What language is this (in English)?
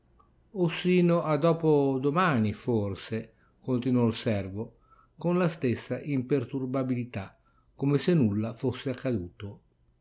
Italian